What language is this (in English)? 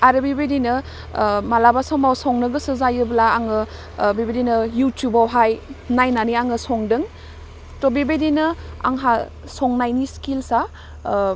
Bodo